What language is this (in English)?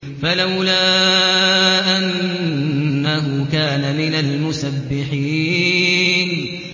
Arabic